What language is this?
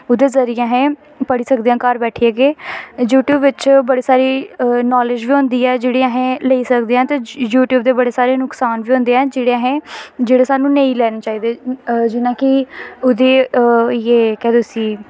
Dogri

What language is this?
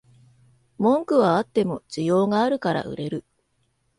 Japanese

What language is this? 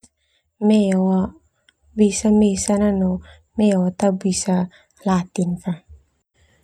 Termanu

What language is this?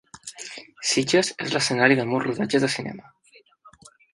Catalan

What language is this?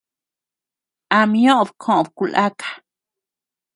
Tepeuxila Cuicatec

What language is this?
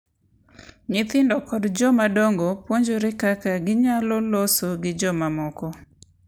Luo (Kenya and Tanzania)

